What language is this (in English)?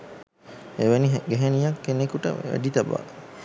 Sinhala